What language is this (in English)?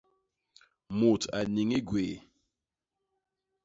Basaa